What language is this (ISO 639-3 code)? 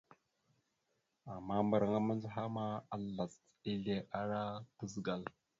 mxu